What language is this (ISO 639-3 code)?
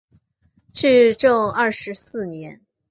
zho